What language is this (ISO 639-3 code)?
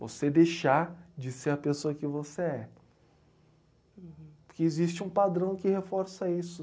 por